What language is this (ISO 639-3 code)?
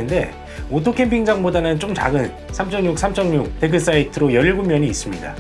kor